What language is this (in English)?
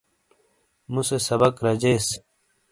Shina